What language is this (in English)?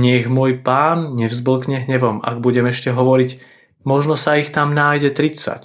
Slovak